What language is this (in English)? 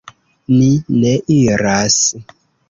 Esperanto